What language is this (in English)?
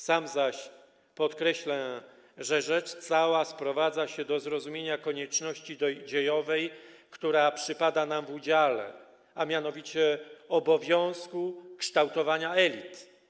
Polish